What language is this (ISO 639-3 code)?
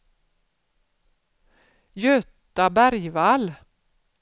swe